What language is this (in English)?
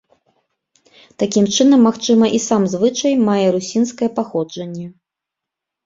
Belarusian